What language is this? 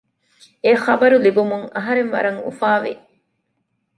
Divehi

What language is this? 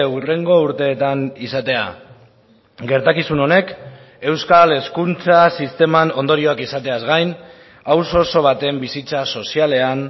Basque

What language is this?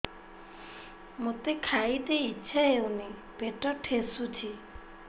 Odia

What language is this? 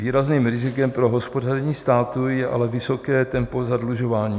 Czech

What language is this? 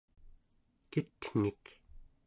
Central Yupik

